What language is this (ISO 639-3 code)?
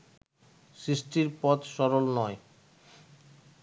ben